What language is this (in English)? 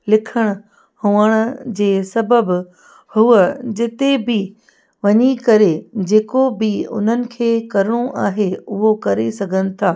Sindhi